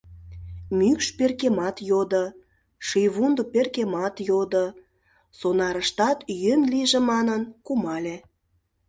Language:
Mari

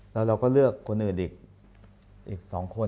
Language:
Thai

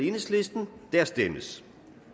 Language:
Danish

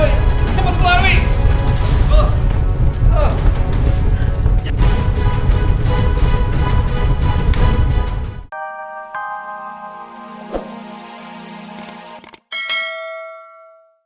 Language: Indonesian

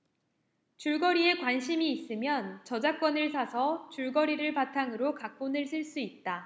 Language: Korean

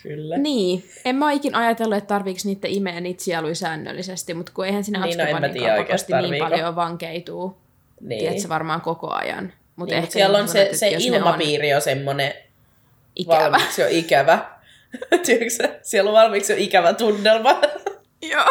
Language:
Finnish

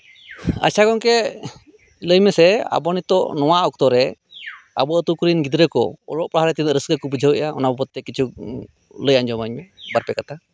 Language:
Santali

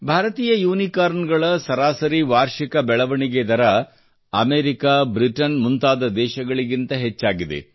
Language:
Kannada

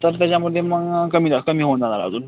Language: Marathi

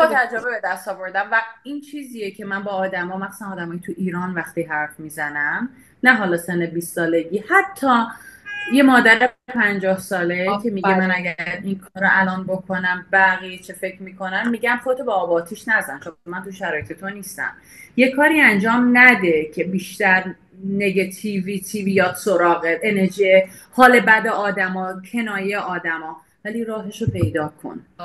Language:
Persian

